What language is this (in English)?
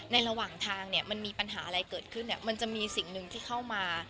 Thai